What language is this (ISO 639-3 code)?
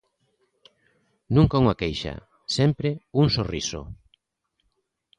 glg